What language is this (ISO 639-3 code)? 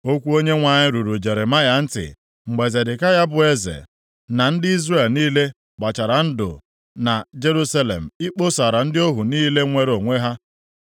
ibo